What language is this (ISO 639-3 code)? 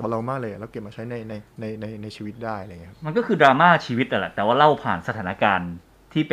tha